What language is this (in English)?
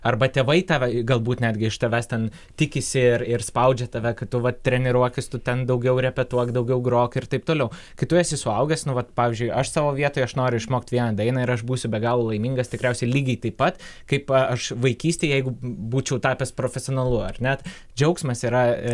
Lithuanian